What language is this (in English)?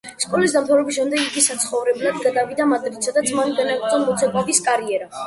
Georgian